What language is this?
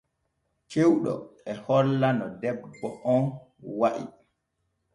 Borgu Fulfulde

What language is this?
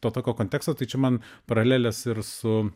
Lithuanian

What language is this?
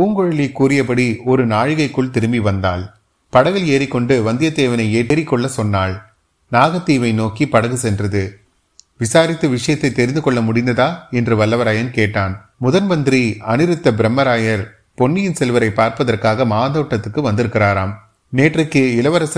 Tamil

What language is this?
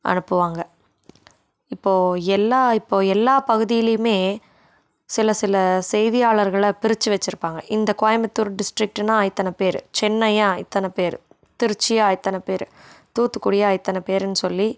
Tamil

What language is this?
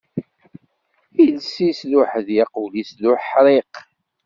Kabyle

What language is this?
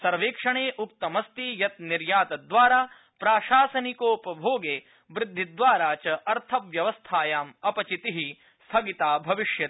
Sanskrit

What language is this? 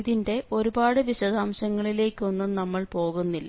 Malayalam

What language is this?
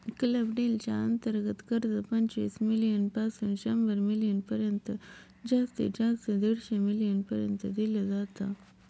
Marathi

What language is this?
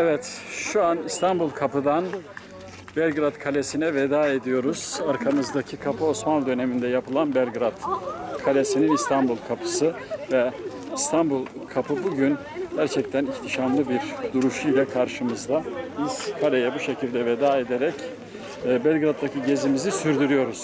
Turkish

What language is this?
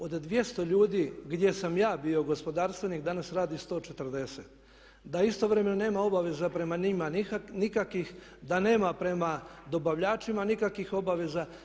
Croatian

